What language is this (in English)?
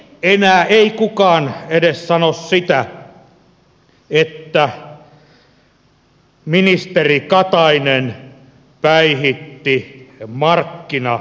Finnish